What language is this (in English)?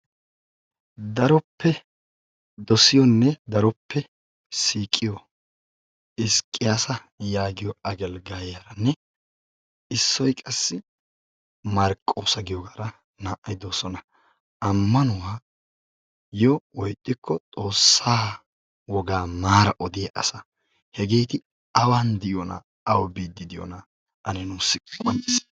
Wolaytta